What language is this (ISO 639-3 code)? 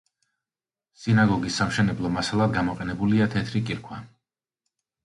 kat